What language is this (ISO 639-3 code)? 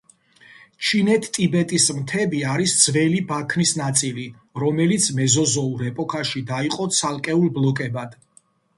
kat